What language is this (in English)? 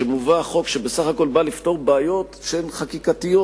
Hebrew